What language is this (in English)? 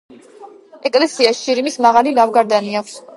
Georgian